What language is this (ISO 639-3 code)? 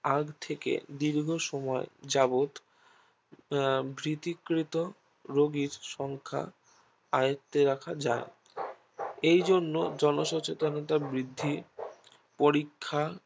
ben